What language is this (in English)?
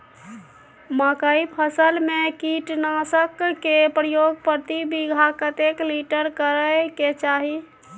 Maithili